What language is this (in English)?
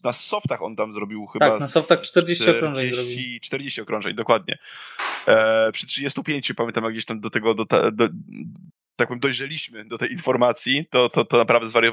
Polish